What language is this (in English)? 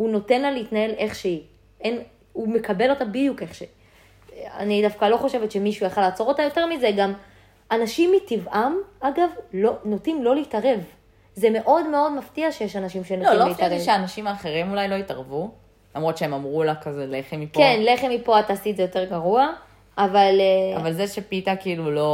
Hebrew